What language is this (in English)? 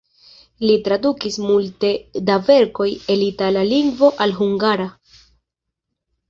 Esperanto